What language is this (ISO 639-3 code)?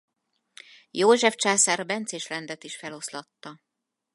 hun